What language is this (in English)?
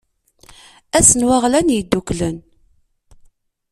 Kabyle